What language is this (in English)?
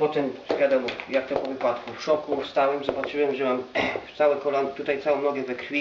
Polish